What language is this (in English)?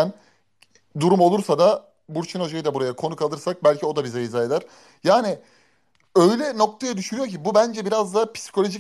Turkish